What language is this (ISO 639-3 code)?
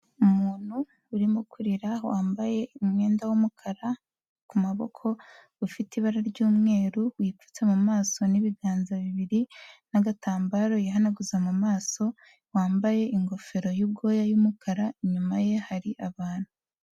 kin